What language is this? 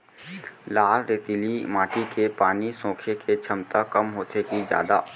Chhattisgarhi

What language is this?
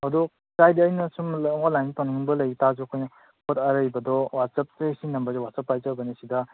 Manipuri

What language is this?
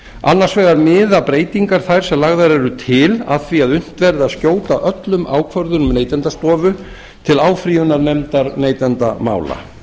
Icelandic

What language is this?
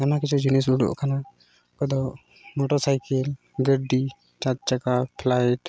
Santali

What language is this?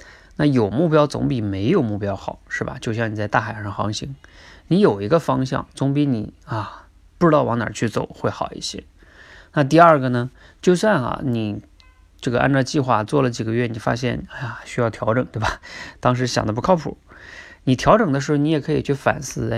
Chinese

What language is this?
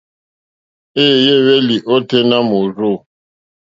Mokpwe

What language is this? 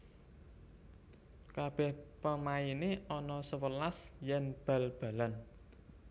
Javanese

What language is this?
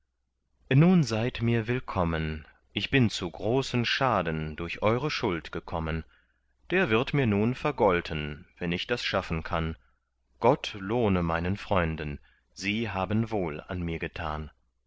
German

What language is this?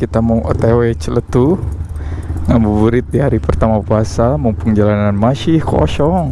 Indonesian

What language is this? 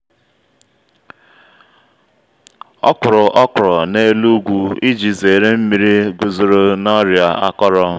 Igbo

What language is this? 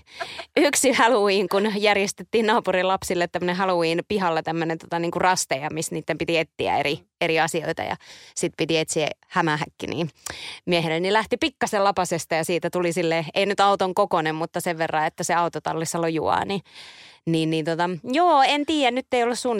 Finnish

